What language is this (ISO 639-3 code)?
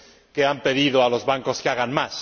spa